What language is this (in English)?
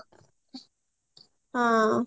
Odia